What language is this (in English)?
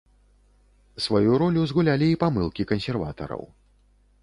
Belarusian